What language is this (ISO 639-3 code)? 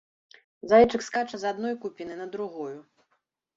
bel